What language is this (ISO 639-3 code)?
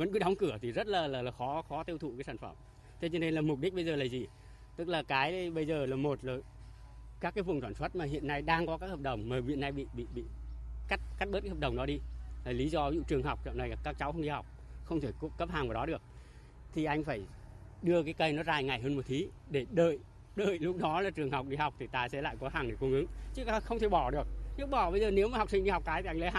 vie